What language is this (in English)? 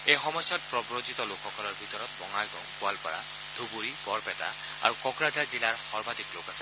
Assamese